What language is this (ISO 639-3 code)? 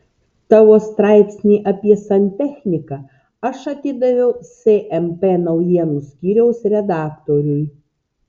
lit